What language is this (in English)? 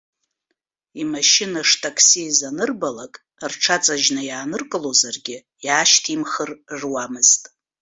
Abkhazian